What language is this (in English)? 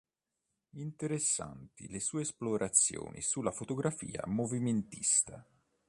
Italian